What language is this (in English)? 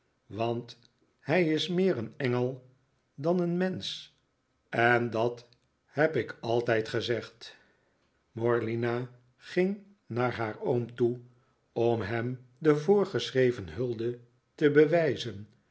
Dutch